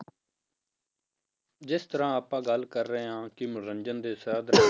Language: Punjabi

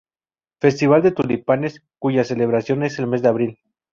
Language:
Spanish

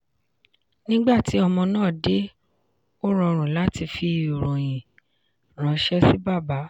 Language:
Yoruba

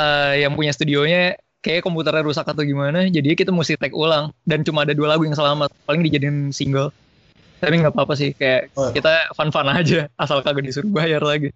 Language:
Indonesian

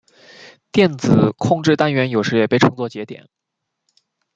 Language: Chinese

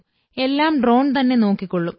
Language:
Malayalam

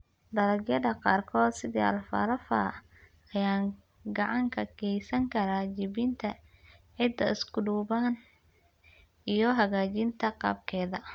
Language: Somali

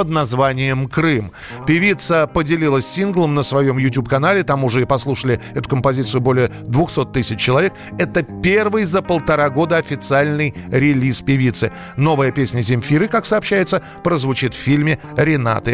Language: Russian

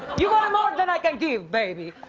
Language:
English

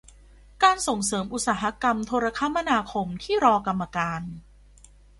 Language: Thai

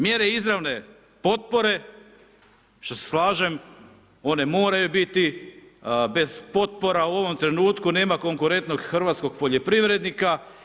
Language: Croatian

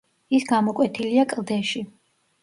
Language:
Georgian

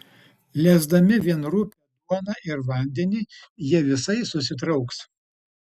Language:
Lithuanian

